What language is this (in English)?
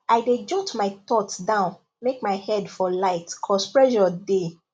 Nigerian Pidgin